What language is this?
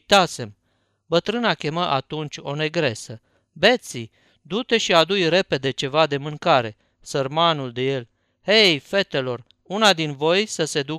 Romanian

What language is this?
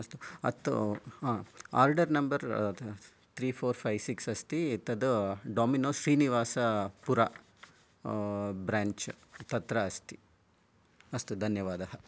Sanskrit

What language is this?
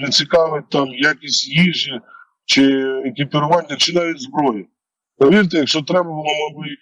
Ukrainian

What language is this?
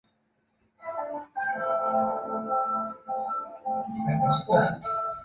Chinese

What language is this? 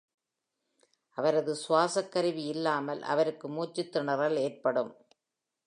Tamil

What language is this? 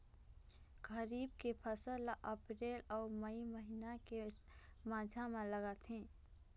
Chhattisgarhi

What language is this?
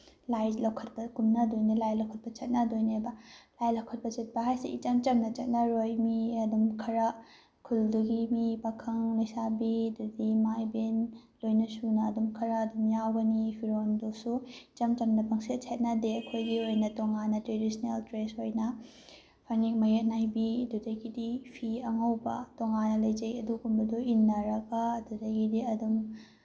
Manipuri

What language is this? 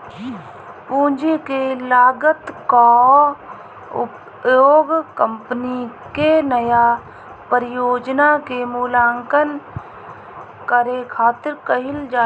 Bhojpuri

